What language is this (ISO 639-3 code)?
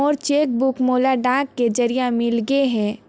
hne